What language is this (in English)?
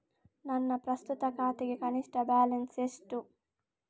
Kannada